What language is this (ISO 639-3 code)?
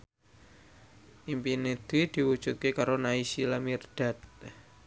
jav